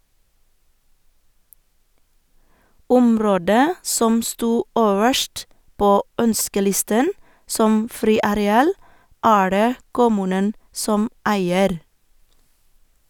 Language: Norwegian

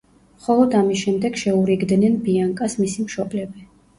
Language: Georgian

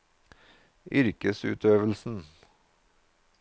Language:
Norwegian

